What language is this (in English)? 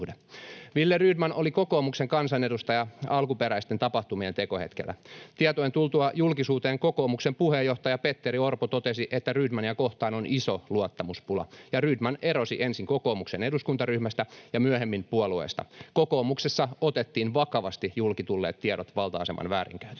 Finnish